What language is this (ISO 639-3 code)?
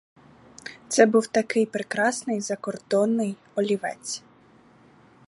ukr